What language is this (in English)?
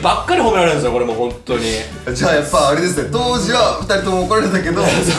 Japanese